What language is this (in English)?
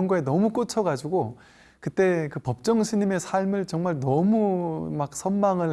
Korean